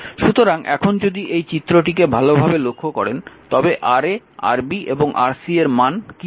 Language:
Bangla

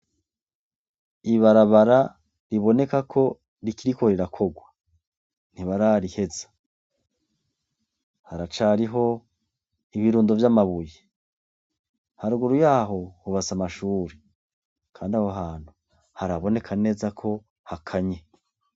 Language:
Rundi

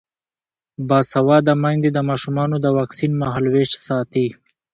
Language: Pashto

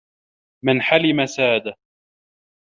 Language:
Arabic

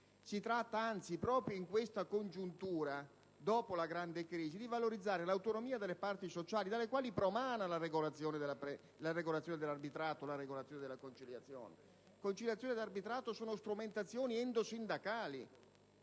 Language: Italian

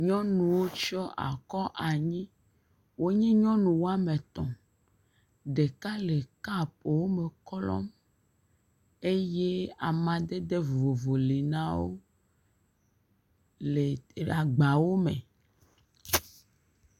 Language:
Ewe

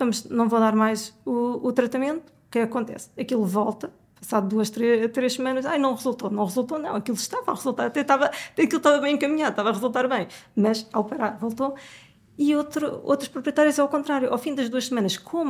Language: Portuguese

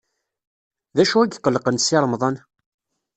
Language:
Kabyle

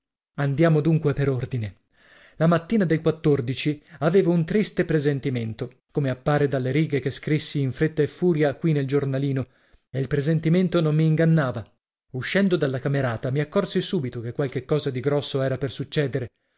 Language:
Italian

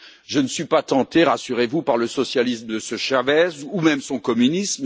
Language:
French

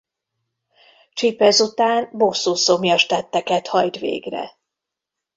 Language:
Hungarian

